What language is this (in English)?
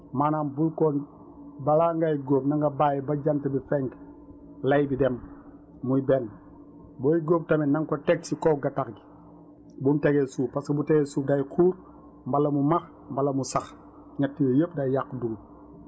Wolof